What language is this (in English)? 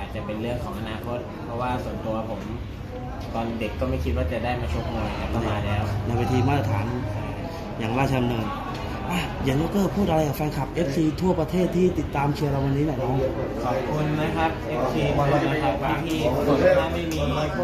Thai